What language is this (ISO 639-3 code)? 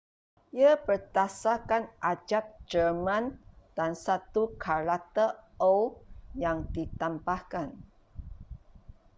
msa